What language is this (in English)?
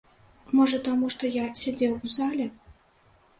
Belarusian